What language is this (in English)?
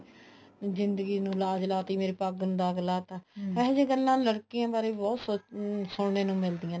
Punjabi